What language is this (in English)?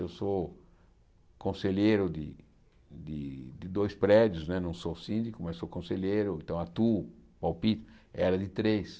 Portuguese